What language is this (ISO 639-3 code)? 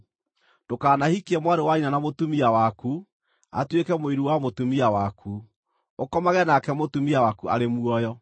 kik